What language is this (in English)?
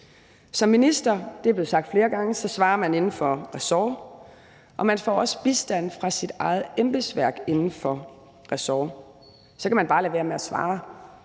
Danish